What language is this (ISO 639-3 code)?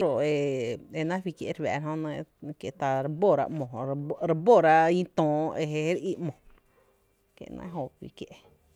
cte